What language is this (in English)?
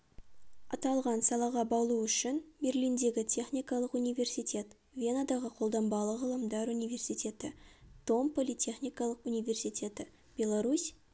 Kazakh